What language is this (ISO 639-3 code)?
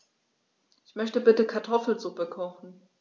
deu